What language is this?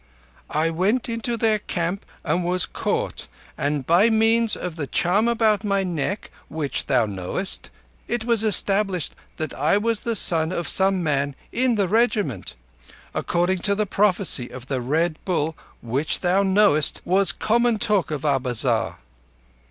English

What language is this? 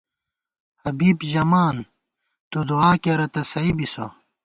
Gawar-Bati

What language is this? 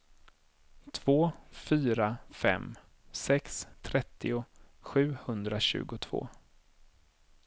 Swedish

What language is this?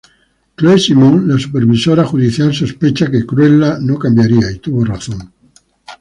Spanish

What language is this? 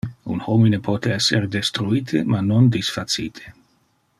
Interlingua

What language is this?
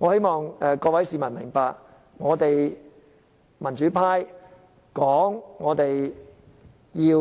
Cantonese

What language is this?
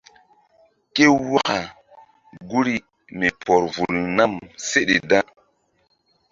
Mbum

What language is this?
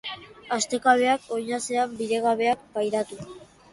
Basque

